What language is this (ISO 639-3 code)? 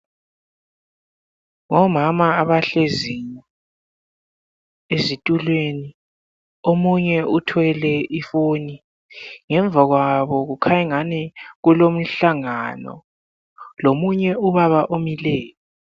nde